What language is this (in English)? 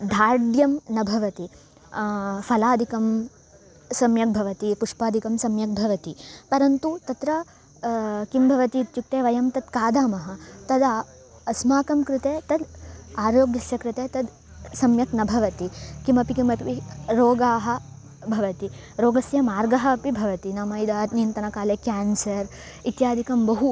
Sanskrit